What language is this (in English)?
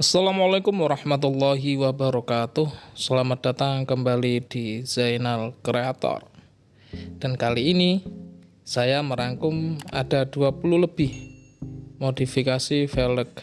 Indonesian